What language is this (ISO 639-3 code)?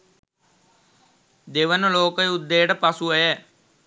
sin